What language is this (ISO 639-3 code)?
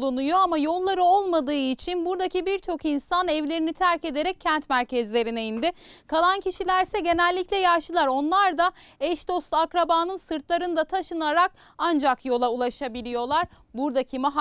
tur